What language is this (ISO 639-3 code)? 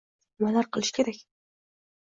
uzb